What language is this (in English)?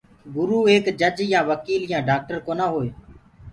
Gurgula